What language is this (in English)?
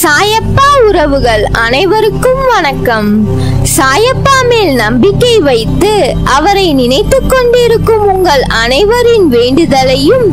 Tamil